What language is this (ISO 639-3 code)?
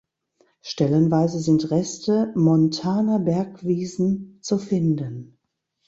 deu